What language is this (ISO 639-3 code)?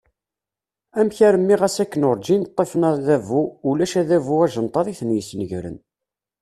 kab